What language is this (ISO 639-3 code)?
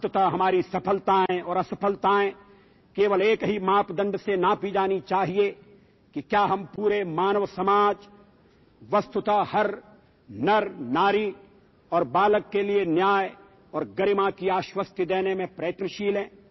tel